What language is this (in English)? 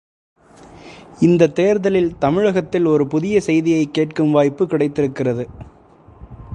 Tamil